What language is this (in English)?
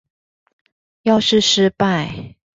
Chinese